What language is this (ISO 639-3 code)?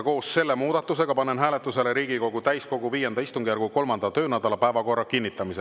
est